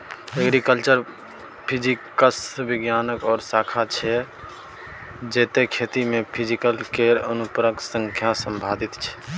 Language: Maithili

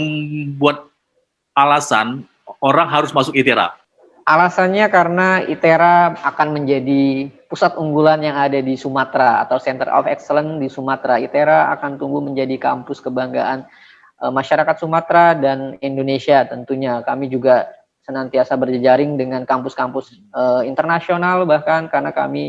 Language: Indonesian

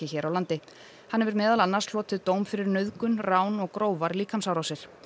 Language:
Icelandic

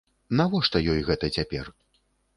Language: Belarusian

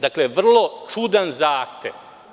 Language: Serbian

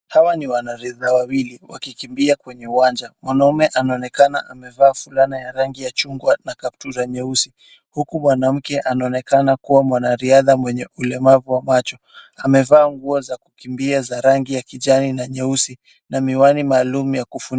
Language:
Swahili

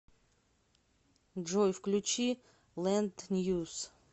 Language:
Russian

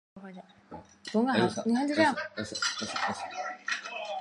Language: Chinese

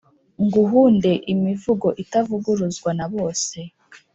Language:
Kinyarwanda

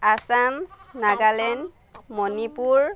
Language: Assamese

